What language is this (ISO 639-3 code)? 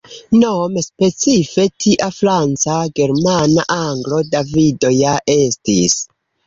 epo